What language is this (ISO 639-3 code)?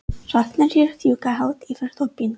isl